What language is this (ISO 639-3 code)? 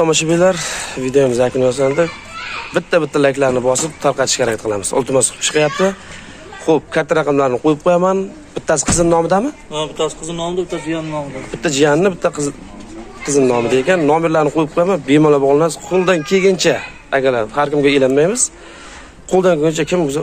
tur